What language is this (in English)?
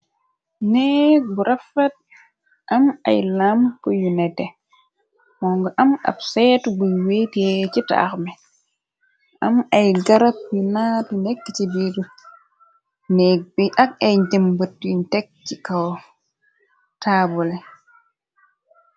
Wolof